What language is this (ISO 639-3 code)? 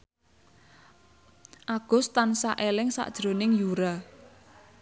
jav